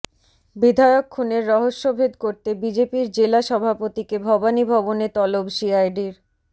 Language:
Bangla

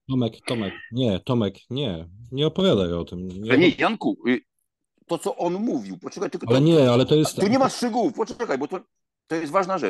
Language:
Polish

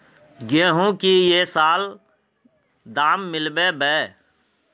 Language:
Magahi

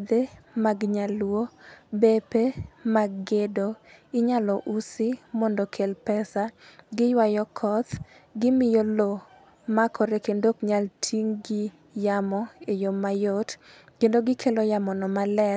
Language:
Luo (Kenya and Tanzania)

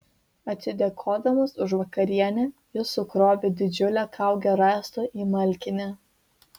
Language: Lithuanian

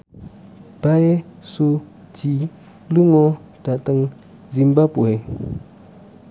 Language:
Javanese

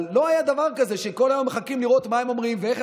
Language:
Hebrew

